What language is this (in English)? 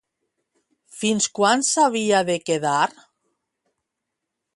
Catalan